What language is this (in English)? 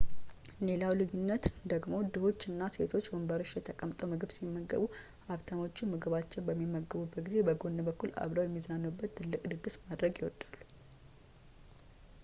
Amharic